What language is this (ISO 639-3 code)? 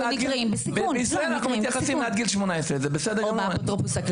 heb